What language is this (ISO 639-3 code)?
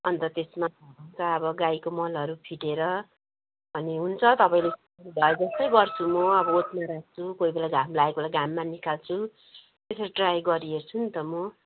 nep